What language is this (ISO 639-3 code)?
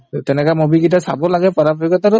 asm